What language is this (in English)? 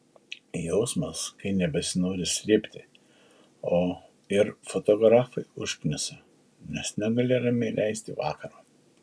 Lithuanian